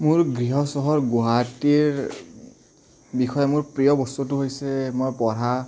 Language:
Assamese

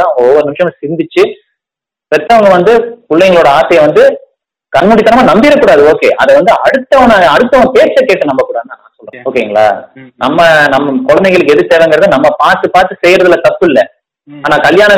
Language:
Tamil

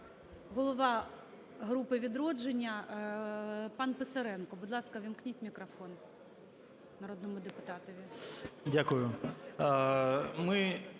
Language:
Ukrainian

